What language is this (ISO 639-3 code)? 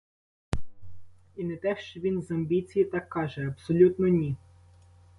ukr